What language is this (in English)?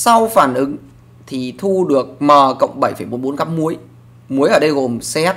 Vietnamese